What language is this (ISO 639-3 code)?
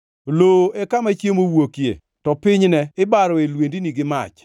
luo